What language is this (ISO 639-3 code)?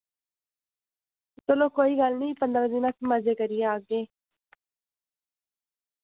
doi